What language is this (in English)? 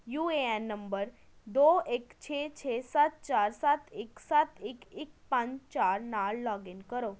Punjabi